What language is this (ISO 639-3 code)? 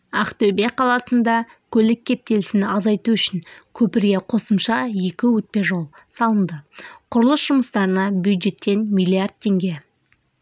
kaz